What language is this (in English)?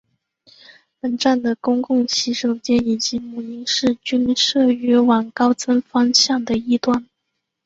Chinese